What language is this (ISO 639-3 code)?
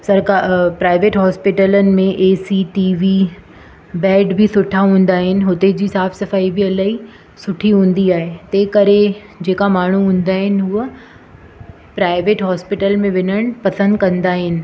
snd